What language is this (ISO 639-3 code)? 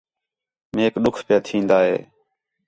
xhe